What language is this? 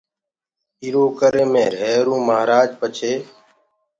Gurgula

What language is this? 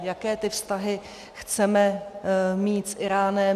Czech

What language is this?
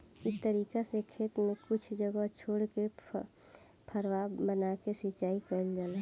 Bhojpuri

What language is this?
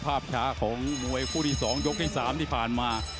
Thai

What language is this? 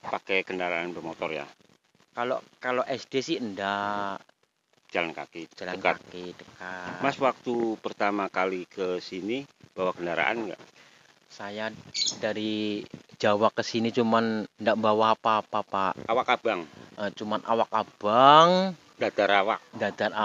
Indonesian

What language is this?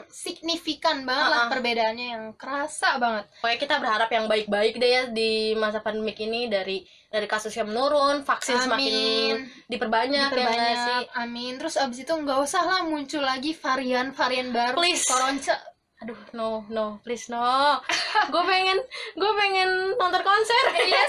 Indonesian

